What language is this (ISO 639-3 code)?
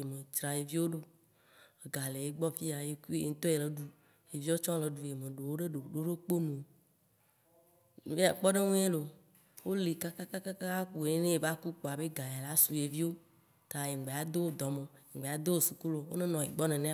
wci